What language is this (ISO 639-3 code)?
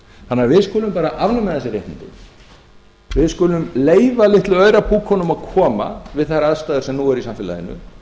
isl